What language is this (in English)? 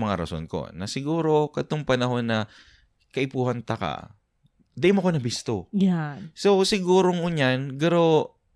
Filipino